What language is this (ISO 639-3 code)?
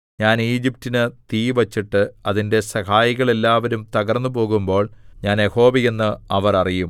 mal